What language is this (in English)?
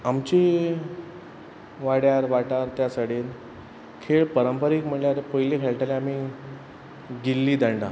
Konkani